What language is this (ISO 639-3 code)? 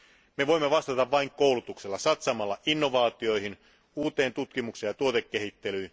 fin